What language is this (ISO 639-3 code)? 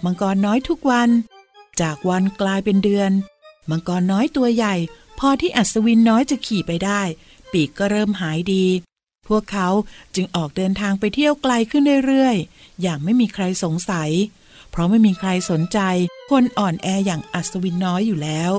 tha